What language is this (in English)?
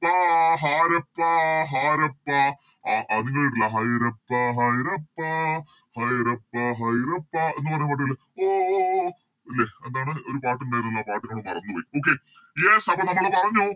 Malayalam